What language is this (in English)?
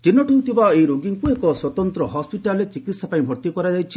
Odia